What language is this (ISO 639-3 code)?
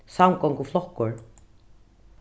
fao